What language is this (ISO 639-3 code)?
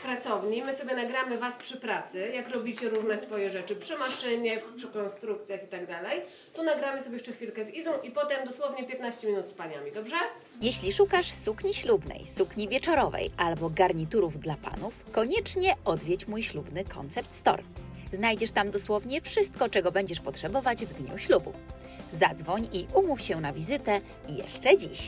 pol